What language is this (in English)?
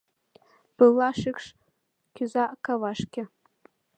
Mari